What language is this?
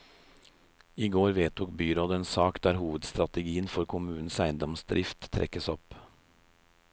Norwegian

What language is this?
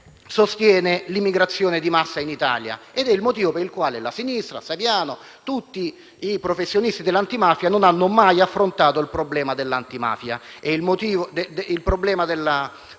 Italian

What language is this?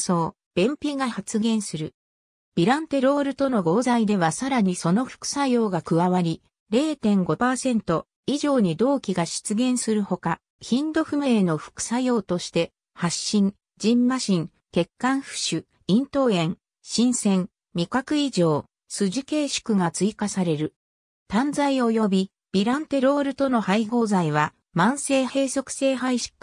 Japanese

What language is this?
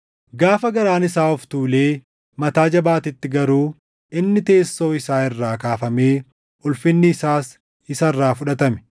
Oromo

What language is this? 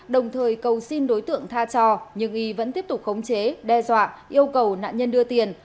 Vietnamese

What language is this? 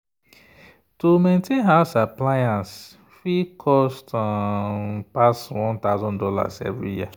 Nigerian Pidgin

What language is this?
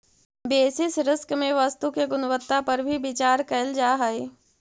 Magahi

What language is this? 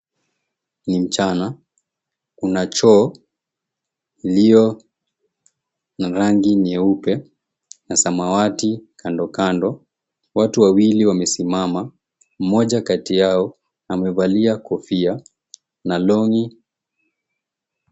Swahili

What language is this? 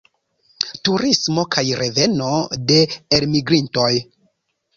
Esperanto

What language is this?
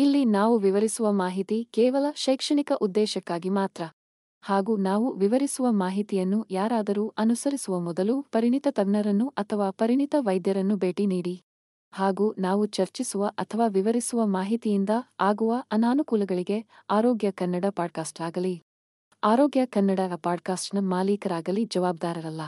Kannada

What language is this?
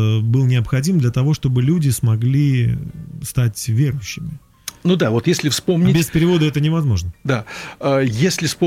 Russian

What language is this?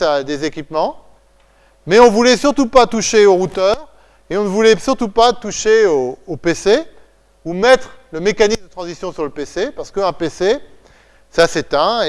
French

